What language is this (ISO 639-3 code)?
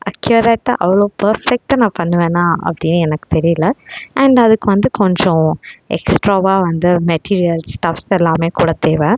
tam